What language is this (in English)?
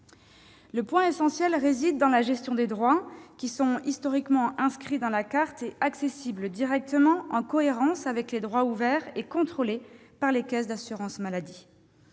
French